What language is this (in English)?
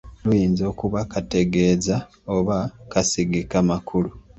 Ganda